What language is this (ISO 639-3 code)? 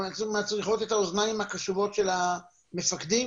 heb